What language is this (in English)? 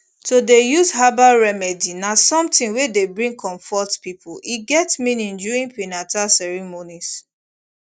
Nigerian Pidgin